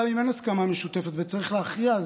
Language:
Hebrew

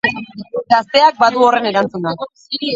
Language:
Basque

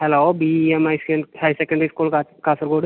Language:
Malayalam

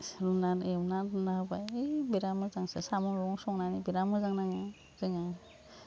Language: Bodo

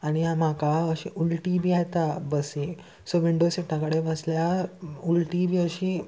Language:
Konkani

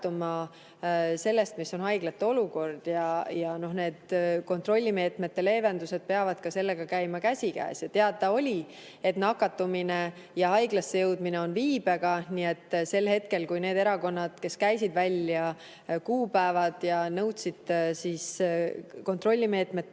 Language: Estonian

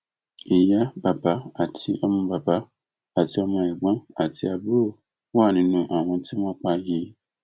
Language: Yoruba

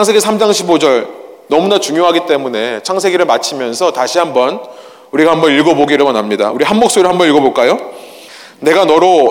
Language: Korean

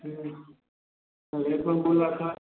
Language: Maithili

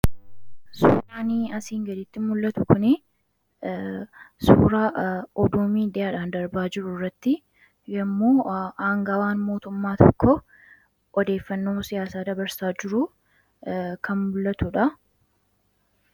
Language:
Oromo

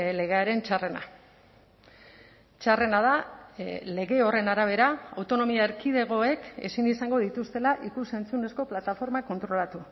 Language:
Basque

